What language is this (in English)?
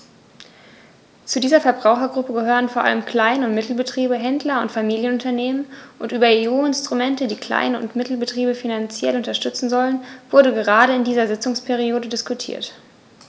German